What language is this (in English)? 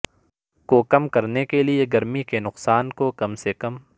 Urdu